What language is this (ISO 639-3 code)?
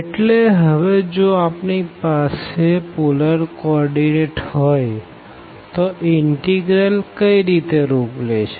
guj